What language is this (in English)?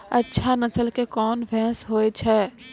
Maithili